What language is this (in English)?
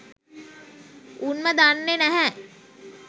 Sinhala